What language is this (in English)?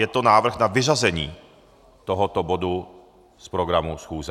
Czech